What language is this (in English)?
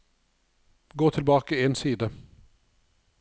Norwegian